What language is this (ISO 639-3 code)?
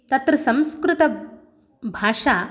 san